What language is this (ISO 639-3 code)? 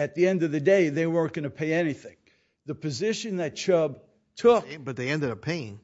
eng